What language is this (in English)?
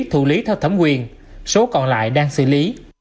Vietnamese